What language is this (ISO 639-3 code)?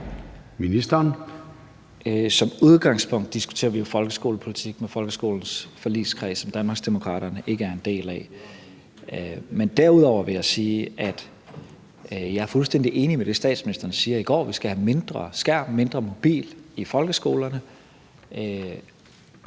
dan